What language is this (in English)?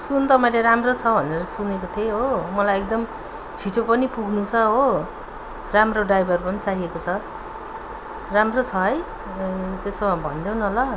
Nepali